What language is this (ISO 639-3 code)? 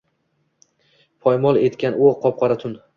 uzb